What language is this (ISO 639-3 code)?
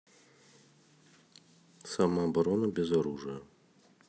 rus